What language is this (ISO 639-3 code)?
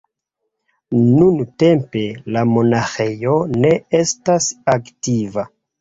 epo